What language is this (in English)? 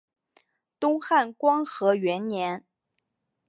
Chinese